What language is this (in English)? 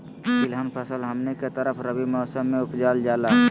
Magahi